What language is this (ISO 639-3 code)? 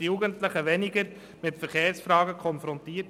gsw